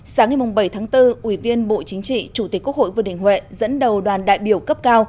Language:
Vietnamese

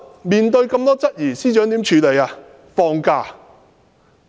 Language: Cantonese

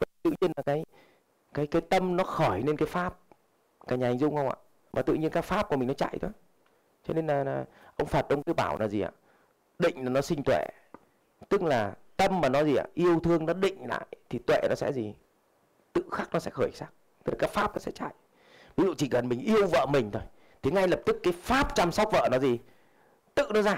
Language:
Vietnamese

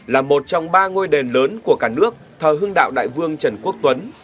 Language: Vietnamese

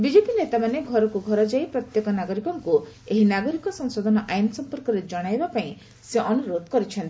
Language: Odia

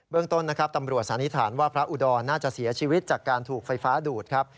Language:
Thai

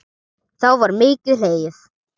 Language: Icelandic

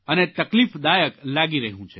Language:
Gujarati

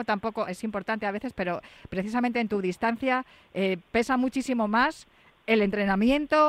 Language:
Spanish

